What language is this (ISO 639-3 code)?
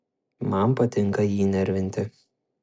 lit